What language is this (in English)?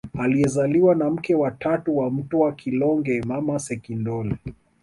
Swahili